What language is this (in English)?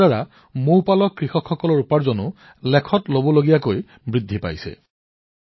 Assamese